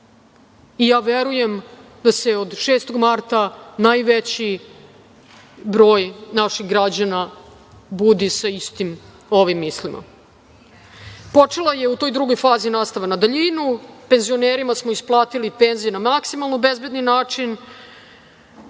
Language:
Serbian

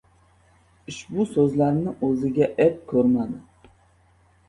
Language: Uzbek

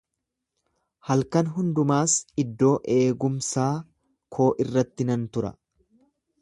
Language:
Oromo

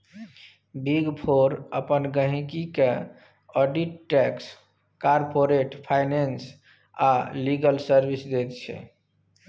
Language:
Maithili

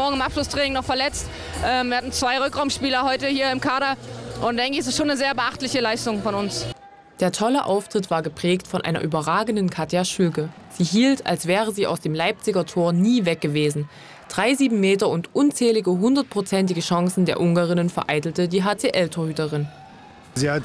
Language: German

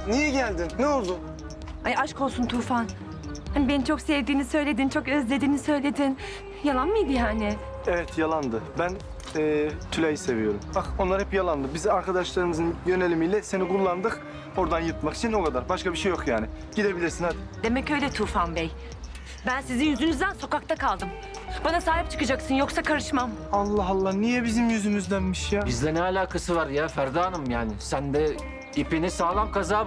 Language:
Turkish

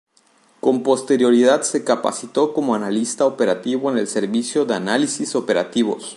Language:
Spanish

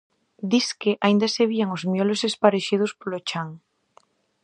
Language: Galician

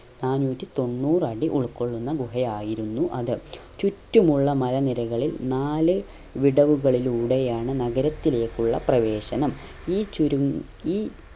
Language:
Malayalam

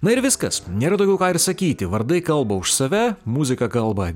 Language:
Lithuanian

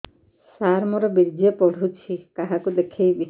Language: Odia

